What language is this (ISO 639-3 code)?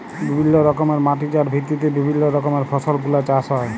ben